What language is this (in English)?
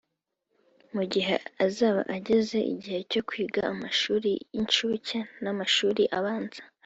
Kinyarwanda